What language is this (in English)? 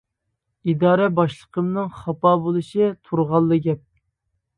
Uyghur